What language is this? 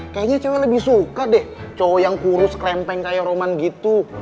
Indonesian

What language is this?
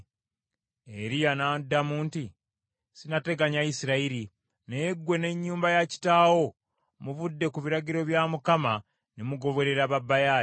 Ganda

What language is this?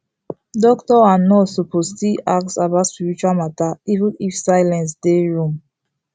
Nigerian Pidgin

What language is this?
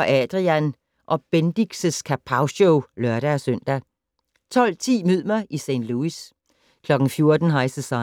Danish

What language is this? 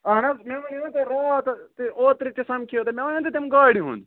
Kashmiri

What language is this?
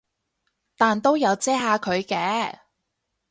Cantonese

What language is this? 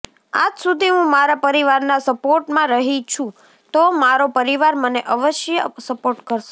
Gujarati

